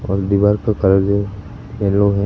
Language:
Hindi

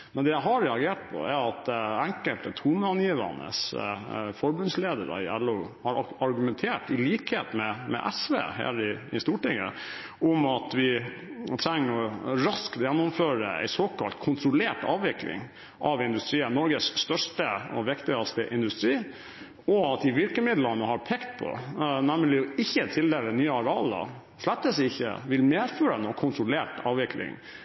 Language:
Norwegian Bokmål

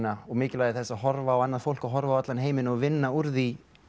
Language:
Icelandic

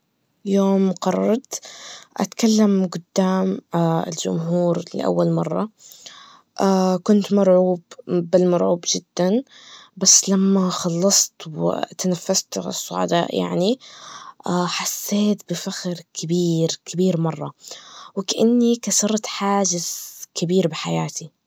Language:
Najdi Arabic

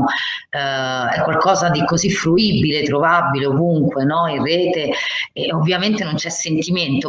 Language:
Italian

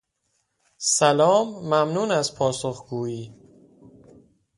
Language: Persian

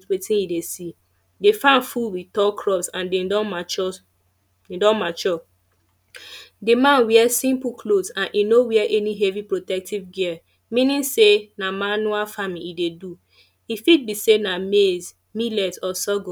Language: Nigerian Pidgin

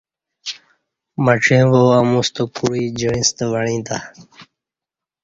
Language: Kati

